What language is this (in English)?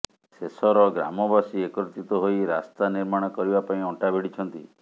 Odia